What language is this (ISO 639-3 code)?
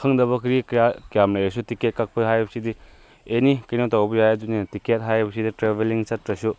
mni